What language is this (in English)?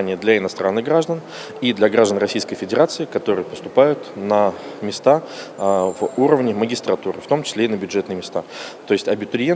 Russian